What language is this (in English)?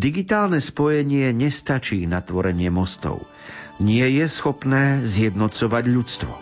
Slovak